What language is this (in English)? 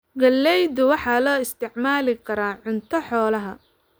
Somali